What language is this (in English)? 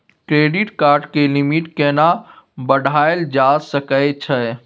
Maithili